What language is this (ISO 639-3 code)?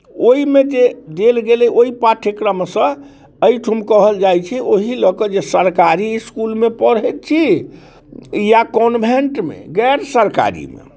mai